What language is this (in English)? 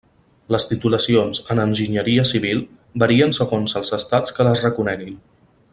Catalan